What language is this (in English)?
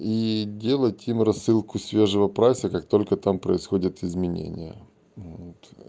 Russian